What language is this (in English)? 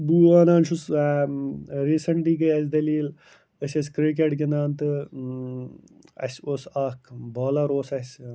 Kashmiri